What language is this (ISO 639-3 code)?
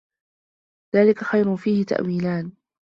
ara